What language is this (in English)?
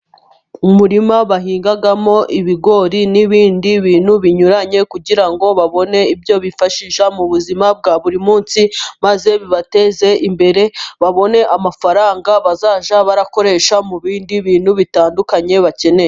Kinyarwanda